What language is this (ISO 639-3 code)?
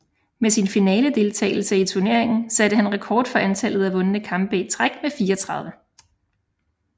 dan